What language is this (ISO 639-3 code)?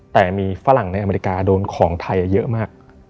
tha